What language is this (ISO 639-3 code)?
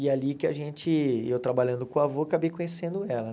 por